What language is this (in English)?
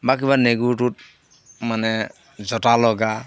Assamese